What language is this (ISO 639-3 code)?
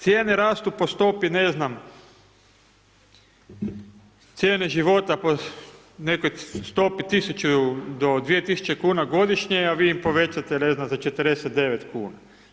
hrv